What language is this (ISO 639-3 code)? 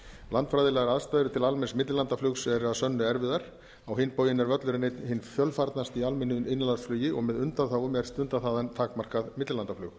isl